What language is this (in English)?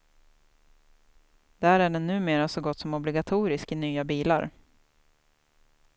Swedish